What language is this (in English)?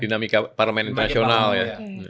Indonesian